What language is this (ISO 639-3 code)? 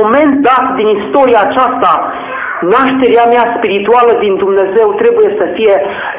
ron